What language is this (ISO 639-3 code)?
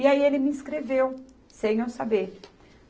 por